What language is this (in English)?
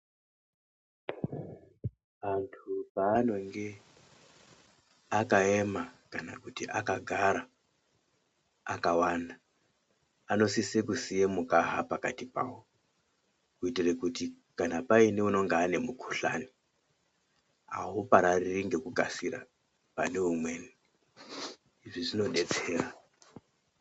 Ndau